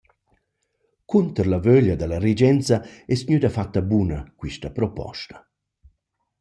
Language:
Romansh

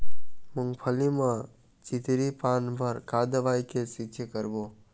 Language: Chhattisgarhi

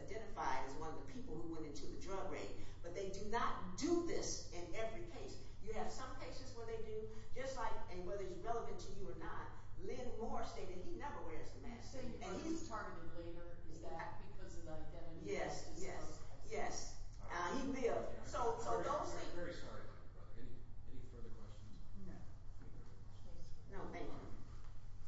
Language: English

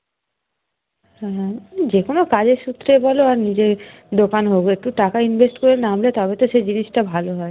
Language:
Bangla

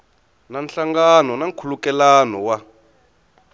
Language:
Tsonga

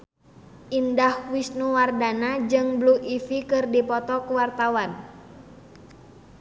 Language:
Sundanese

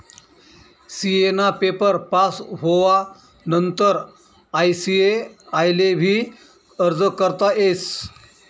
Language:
Marathi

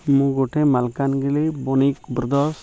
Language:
Odia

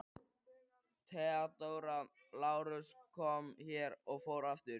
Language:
Icelandic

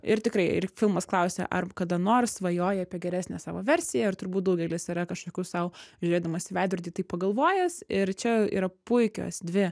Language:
Lithuanian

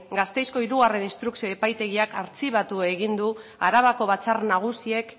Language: Basque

